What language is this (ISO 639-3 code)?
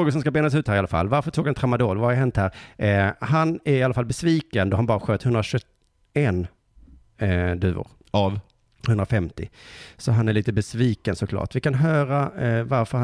swe